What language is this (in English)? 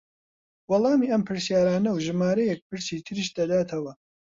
Central Kurdish